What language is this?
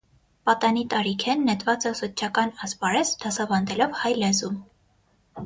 Armenian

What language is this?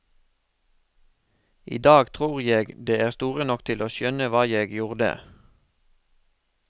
Norwegian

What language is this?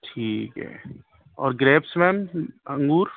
Urdu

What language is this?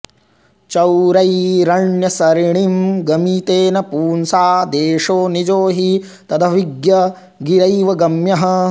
Sanskrit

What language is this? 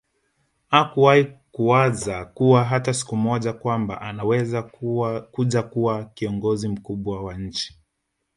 Swahili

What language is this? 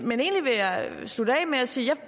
Danish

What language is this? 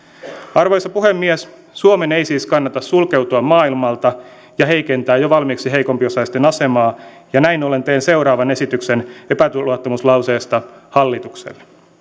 Finnish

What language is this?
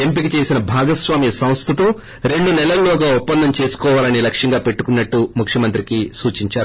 Telugu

